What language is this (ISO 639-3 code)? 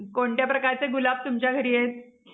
mar